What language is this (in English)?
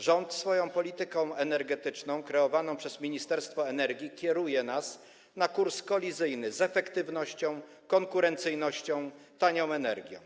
Polish